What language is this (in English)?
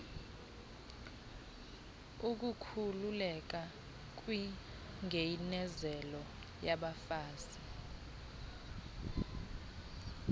Xhosa